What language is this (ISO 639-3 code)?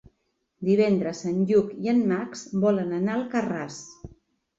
cat